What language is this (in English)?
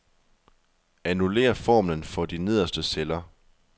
Danish